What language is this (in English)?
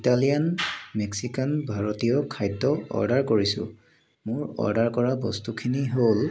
Assamese